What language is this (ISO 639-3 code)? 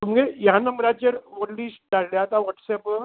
kok